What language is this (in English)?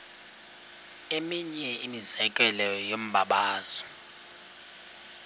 Xhosa